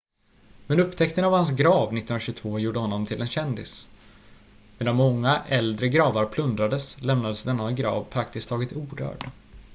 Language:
Swedish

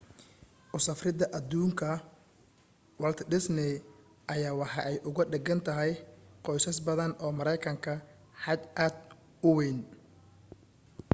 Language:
Somali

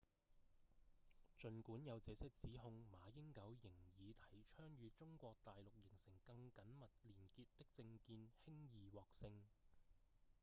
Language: Cantonese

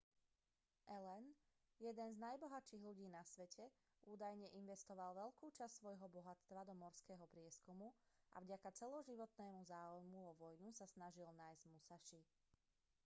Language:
Slovak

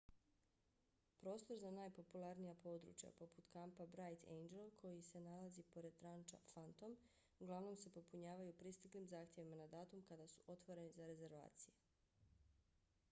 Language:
Bosnian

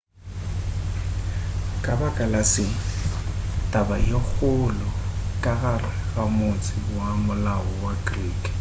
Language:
Northern Sotho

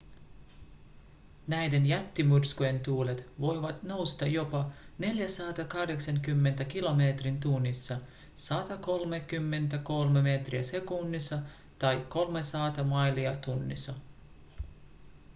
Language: Finnish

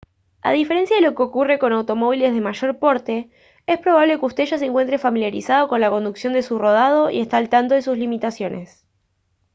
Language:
Spanish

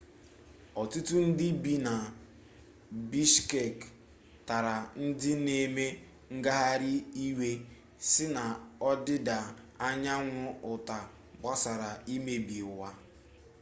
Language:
Igbo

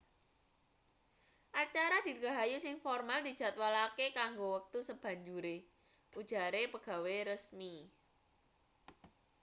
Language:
Javanese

